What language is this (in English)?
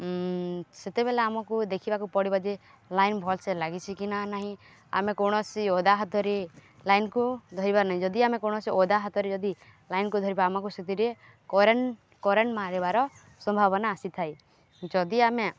Odia